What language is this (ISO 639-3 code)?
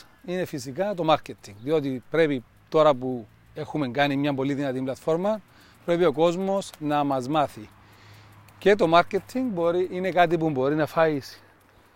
ell